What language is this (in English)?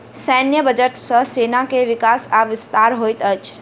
Maithili